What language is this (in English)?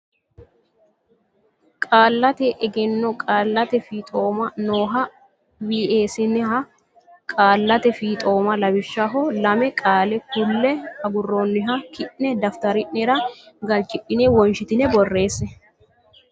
Sidamo